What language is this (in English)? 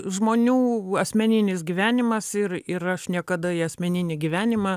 Lithuanian